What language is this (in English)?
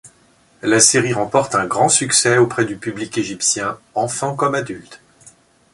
French